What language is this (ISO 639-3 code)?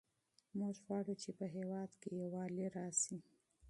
pus